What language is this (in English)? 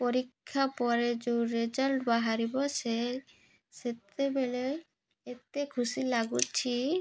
Odia